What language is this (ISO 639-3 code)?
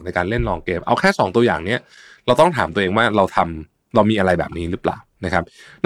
tha